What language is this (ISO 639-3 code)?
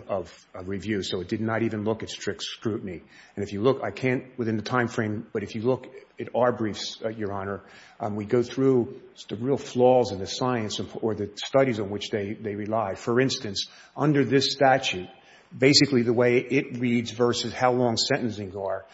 eng